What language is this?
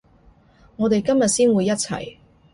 Cantonese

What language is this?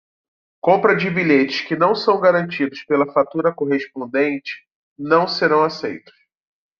Portuguese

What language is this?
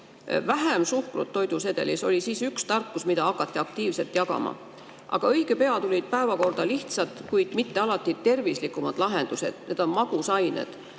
Estonian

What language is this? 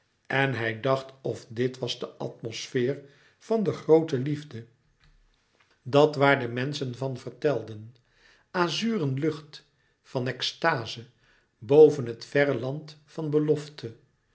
Dutch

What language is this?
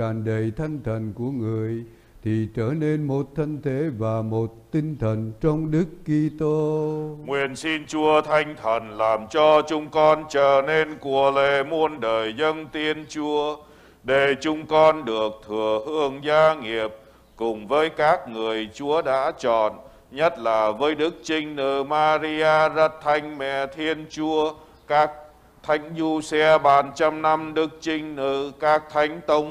Vietnamese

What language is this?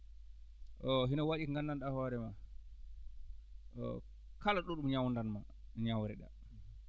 Fula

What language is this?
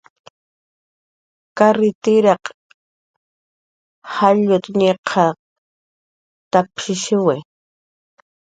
Jaqaru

